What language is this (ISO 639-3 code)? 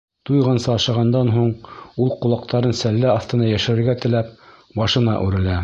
bak